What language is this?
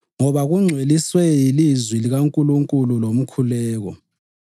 North Ndebele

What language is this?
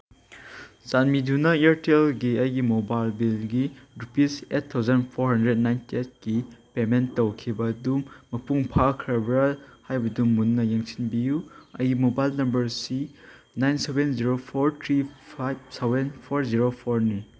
Manipuri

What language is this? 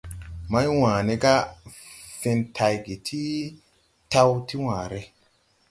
Tupuri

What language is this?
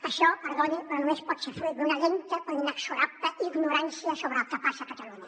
Catalan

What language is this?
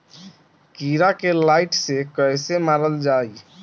Bhojpuri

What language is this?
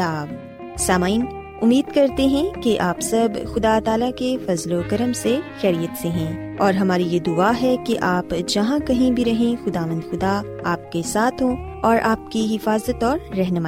Urdu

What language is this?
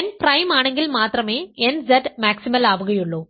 Malayalam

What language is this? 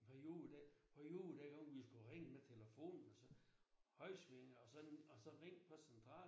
Danish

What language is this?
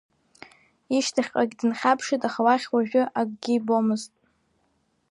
Abkhazian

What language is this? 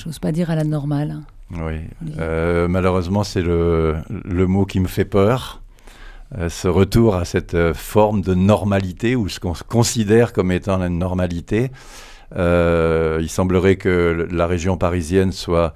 French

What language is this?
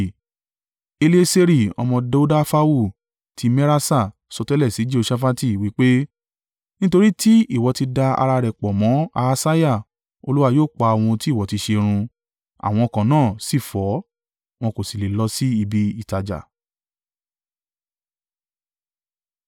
Yoruba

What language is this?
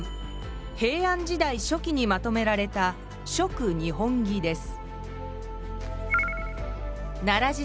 Japanese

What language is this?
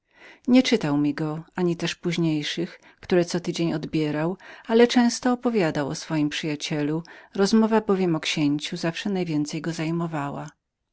Polish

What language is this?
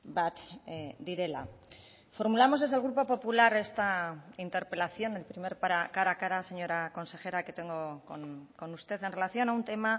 Spanish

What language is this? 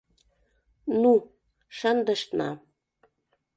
Mari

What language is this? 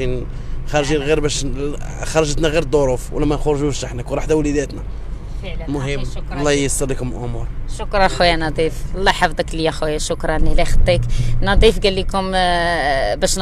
Arabic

